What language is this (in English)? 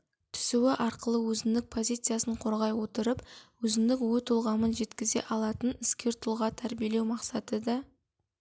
Kazakh